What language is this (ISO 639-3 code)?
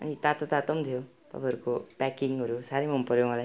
nep